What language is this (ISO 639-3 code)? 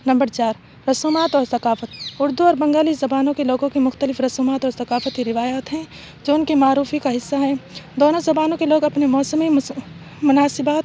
urd